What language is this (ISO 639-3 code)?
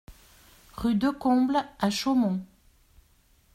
fra